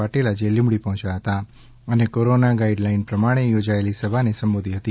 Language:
Gujarati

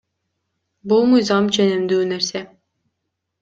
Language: Kyrgyz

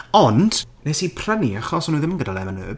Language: Welsh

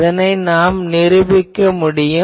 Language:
Tamil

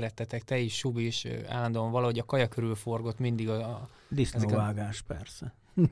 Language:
Hungarian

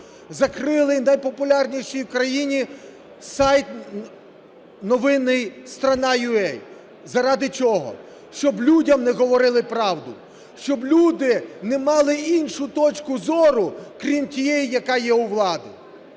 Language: Ukrainian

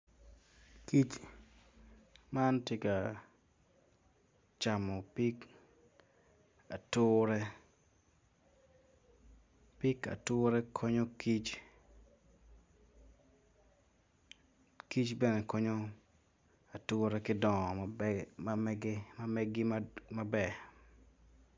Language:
Acoli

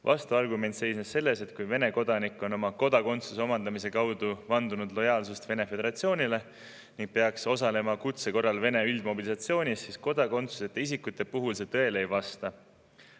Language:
Estonian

